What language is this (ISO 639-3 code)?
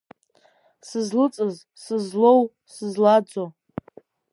abk